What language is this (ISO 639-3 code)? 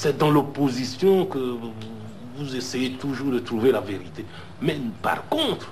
fra